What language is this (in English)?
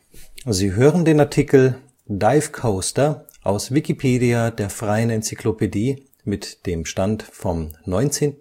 German